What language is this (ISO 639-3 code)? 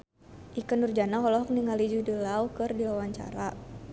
sun